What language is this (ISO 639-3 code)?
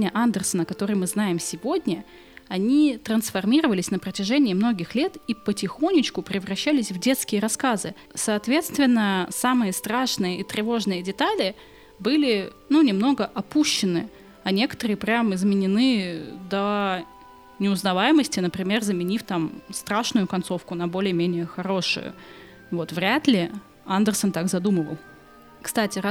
rus